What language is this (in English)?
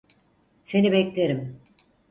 Turkish